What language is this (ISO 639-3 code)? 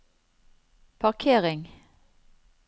nor